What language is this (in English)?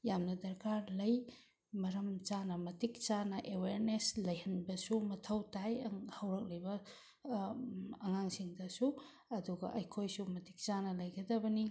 Manipuri